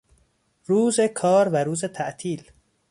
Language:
Persian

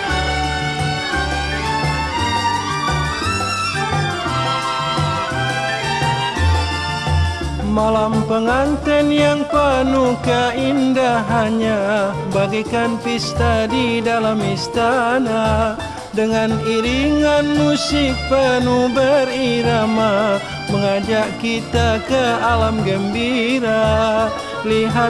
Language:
Indonesian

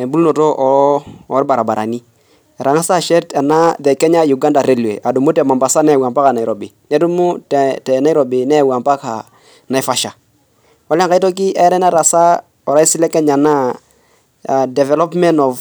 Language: Masai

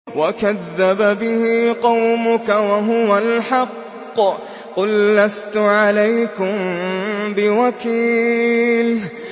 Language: Arabic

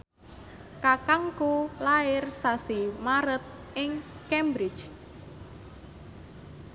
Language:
Javanese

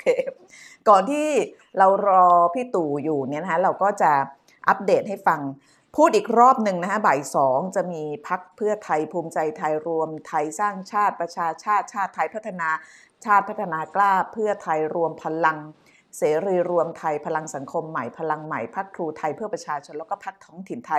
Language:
Thai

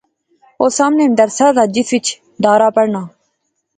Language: Pahari-Potwari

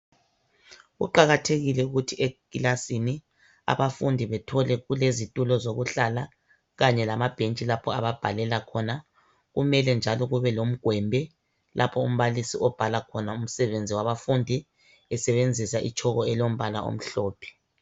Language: North Ndebele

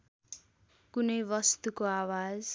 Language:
Nepali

